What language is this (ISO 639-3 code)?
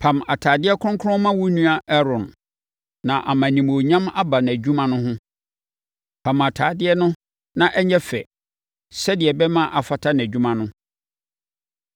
aka